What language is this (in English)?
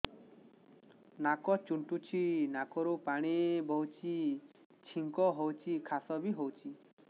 Odia